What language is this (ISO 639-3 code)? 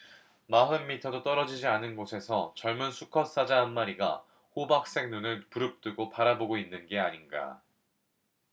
kor